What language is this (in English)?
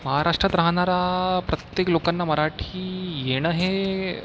Marathi